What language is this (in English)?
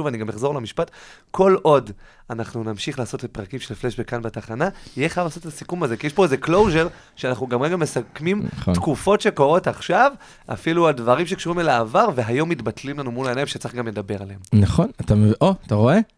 Hebrew